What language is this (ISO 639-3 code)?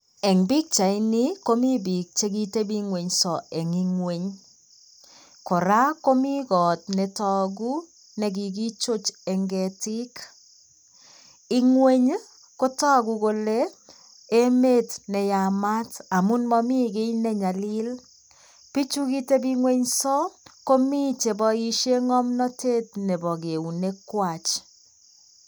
kln